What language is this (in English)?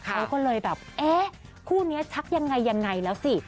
Thai